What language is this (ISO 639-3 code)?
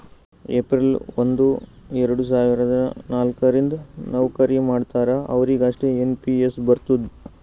kan